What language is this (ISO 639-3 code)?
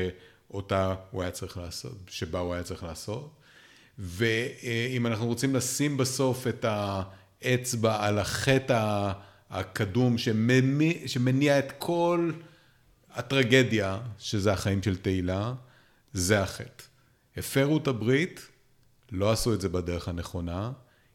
heb